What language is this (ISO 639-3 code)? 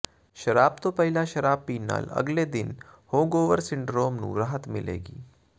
pan